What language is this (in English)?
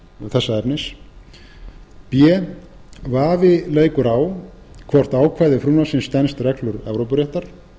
Icelandic